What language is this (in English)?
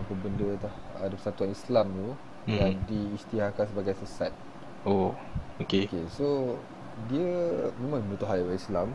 Malay